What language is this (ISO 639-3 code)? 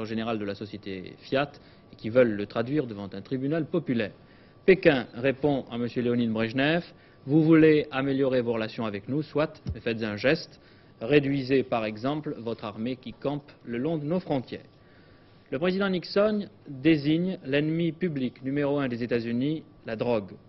fra